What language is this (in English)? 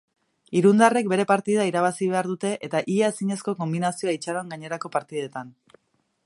Basque